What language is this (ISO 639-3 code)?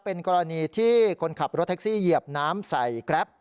tha